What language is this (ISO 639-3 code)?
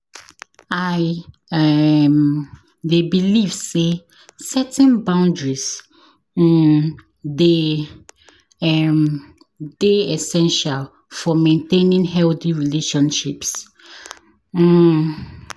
pcm